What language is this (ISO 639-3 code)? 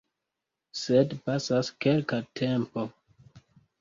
epo